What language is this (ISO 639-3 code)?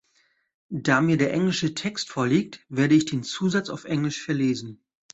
deu